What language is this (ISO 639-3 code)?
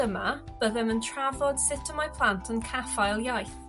cym